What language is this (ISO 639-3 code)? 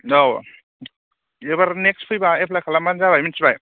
brx